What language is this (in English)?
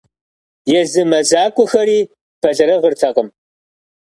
Kabardian